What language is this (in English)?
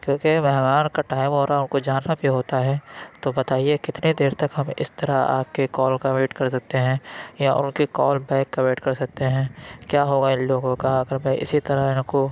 Urdu